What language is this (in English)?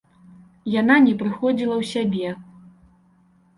Belarusian